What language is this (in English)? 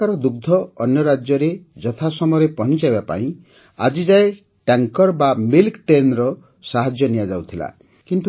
Odia